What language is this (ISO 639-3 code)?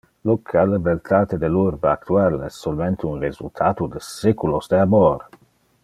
ina